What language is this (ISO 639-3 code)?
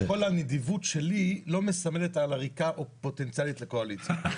heb